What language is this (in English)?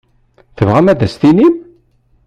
Kabyle